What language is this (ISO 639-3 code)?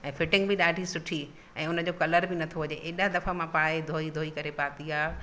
snd